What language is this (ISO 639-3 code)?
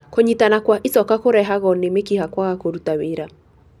kik